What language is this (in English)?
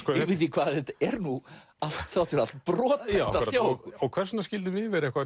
Icelandic